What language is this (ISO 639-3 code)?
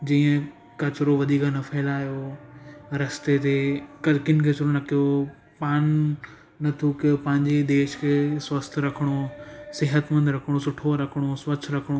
snd